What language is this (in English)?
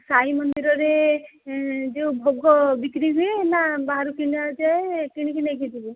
Odia